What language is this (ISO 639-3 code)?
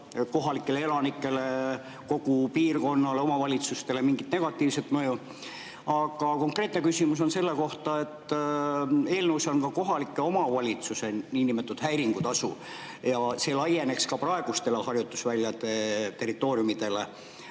est